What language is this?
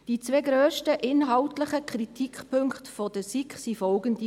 Swiss German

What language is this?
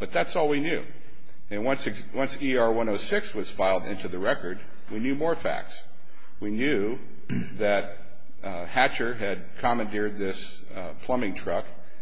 English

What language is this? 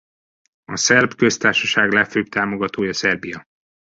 Hungarian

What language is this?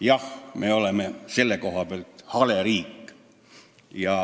Estonian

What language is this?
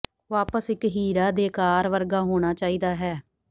Punjabi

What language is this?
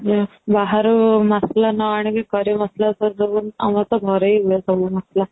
Odia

